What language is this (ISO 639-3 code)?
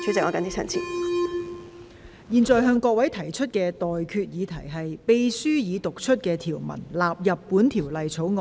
yue